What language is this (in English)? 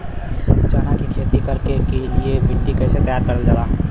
Bhojpuri